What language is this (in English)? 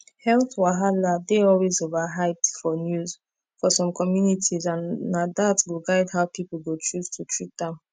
Nigerian Pidgin